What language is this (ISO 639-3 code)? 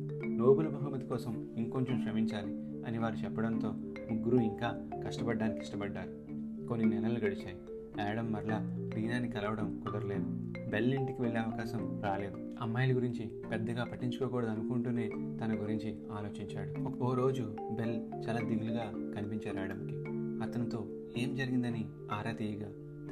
tel